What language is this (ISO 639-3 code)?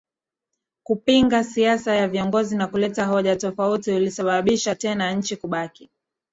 swa